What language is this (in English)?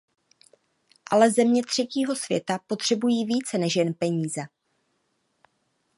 Czech